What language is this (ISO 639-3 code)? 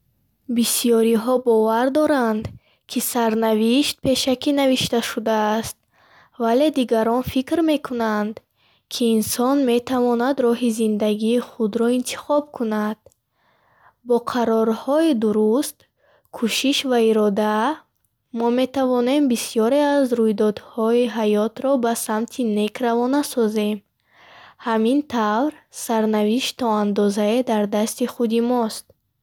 bhh